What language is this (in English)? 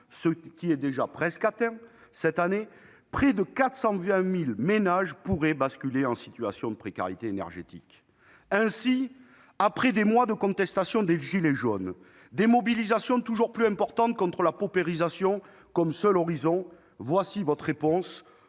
French